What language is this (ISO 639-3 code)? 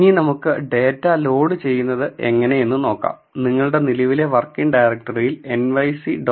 mal